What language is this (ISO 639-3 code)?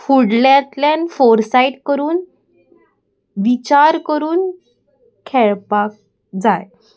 kok